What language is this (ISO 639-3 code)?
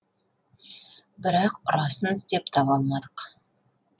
kaz